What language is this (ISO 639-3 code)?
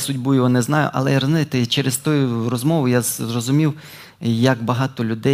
ukr